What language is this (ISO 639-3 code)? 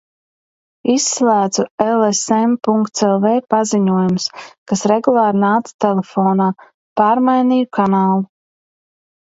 lav